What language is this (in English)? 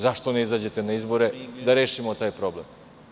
Serbian